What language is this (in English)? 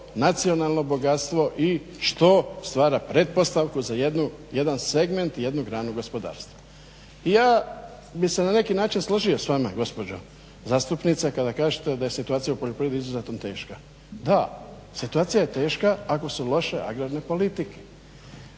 Croatian